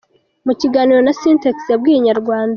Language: Kinyarwanda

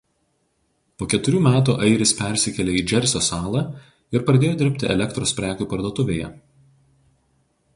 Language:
Lithuanian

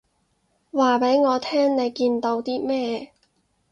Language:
Cantonese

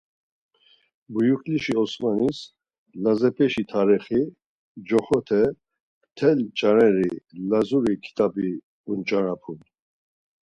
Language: Laz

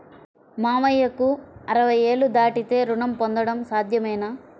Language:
Telugu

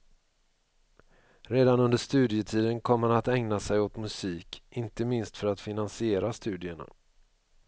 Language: Swedish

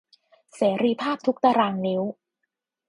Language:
Thai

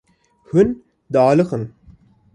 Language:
Kurdish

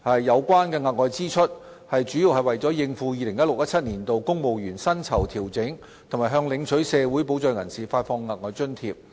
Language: Cantonese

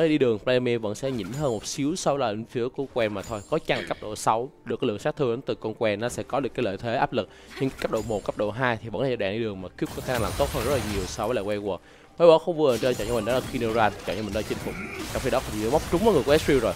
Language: Vietnamese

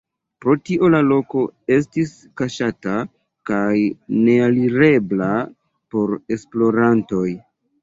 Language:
Esperanto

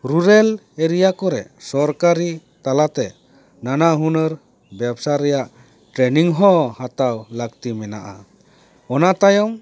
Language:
Santali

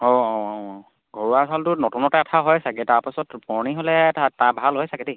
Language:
Assamese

